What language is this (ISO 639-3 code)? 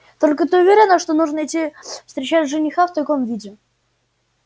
rus